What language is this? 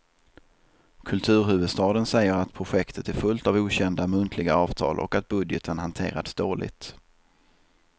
Swedish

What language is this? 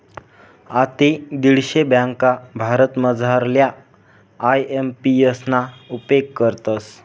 Marathi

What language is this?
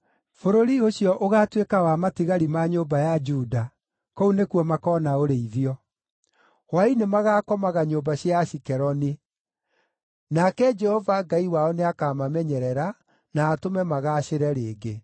Kikuyu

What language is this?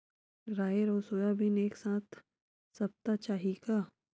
Chhattisgarhi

